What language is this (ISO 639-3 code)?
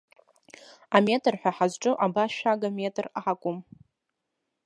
abk